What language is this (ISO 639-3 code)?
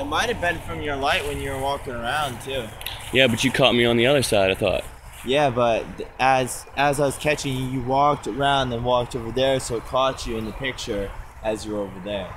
eng